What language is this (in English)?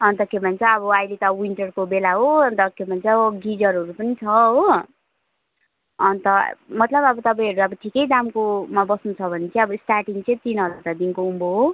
Nepali